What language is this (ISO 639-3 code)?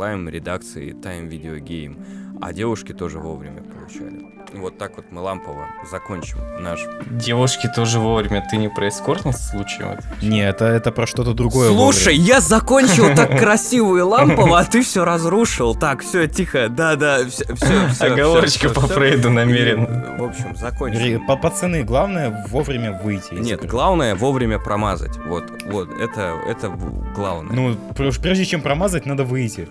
rus